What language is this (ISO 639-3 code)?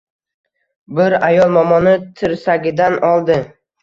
uzb